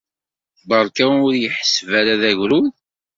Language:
Kabyle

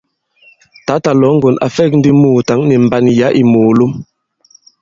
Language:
Bankon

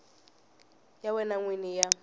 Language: Tsonga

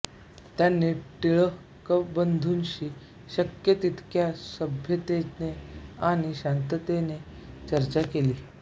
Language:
Marathi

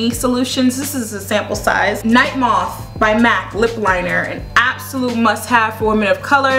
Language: English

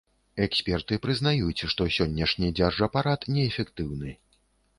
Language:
Belarusian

